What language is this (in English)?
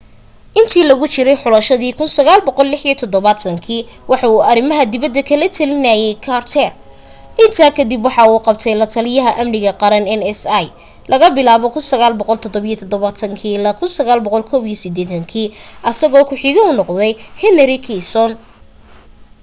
Somali